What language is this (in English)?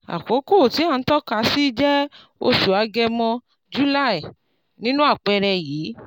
Yoruba